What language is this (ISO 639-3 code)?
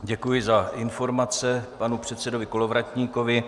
ces